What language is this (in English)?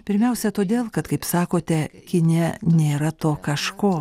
Lithuanian